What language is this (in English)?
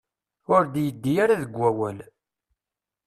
Kabyle